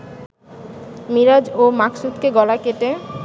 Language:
Bangla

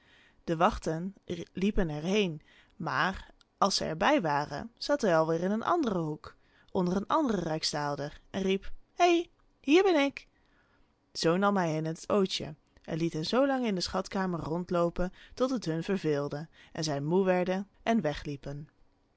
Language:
Dutch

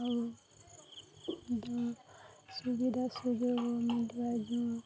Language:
Odia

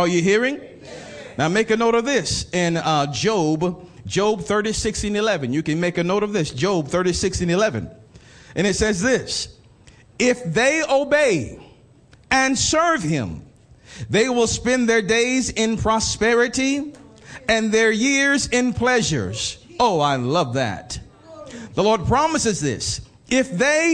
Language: English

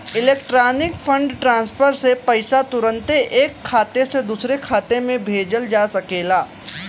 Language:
Bhojpuri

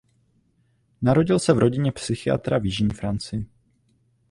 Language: Czech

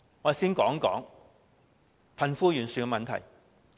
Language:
Cantonese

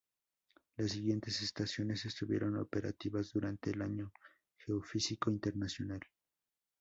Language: Spanish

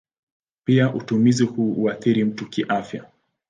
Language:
Swahili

